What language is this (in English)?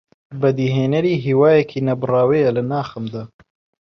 Central Kurdish